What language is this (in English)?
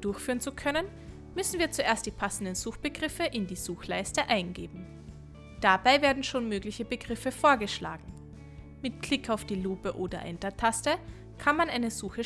German